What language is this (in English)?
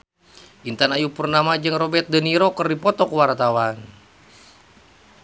Sundanese